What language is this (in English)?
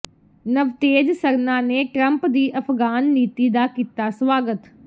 Punjabi